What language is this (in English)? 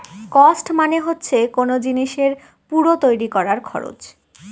Bangla